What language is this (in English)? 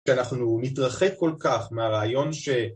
Hebrew